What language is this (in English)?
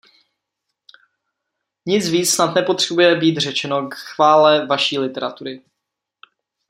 Czech